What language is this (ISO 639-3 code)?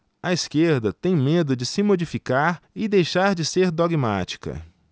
por